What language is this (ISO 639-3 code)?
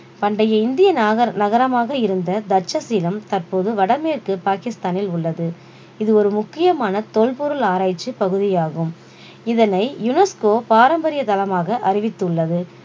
tam